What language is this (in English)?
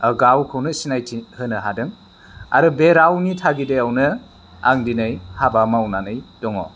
Bodo